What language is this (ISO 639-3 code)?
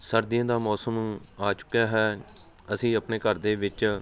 pan